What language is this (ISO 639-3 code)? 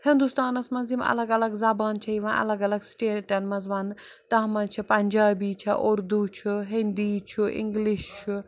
kas